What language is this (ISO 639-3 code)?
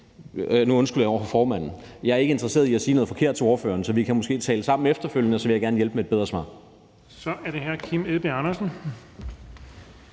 dan